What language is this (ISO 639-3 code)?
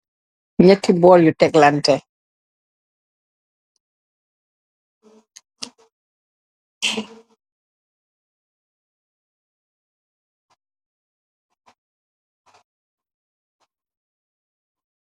wol